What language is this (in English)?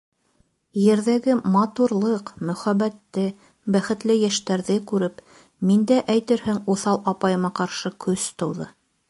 Bashkir